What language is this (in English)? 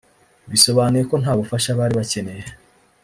Kinyarwanda